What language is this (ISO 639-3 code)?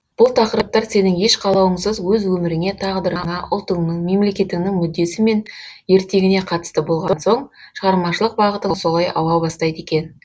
kaz